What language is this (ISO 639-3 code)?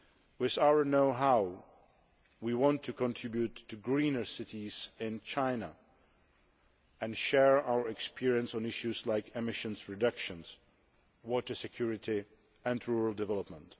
eng